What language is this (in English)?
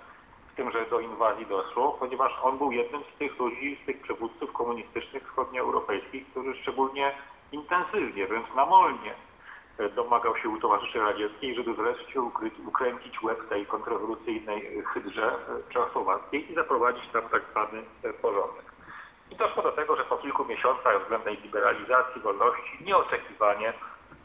Polish